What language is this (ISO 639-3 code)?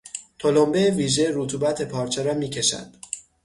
fas